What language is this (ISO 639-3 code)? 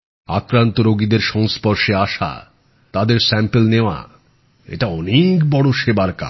ben